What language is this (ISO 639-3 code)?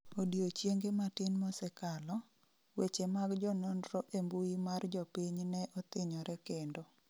luo